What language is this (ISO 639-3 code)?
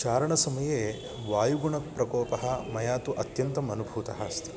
san